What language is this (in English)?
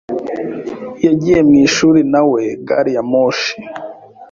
Kinyarwanda